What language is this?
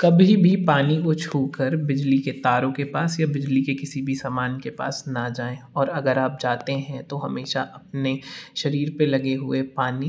Hindi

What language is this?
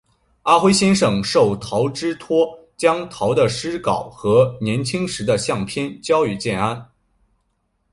Chinese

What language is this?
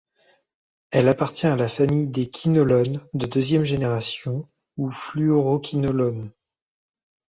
French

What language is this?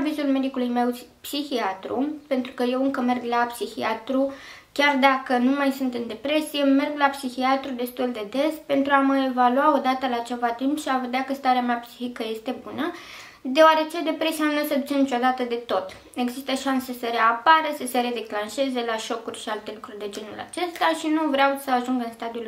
Romanian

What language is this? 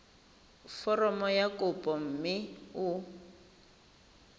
Tswana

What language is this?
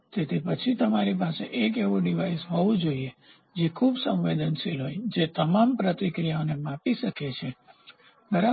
Gujarati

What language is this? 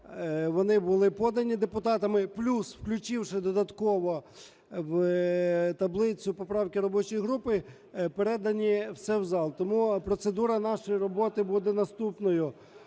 Ukrainian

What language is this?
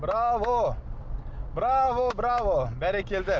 Kazakh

